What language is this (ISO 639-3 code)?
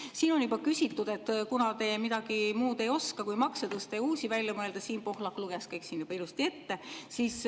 est